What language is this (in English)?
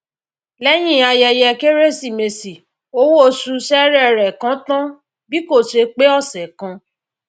Yoruba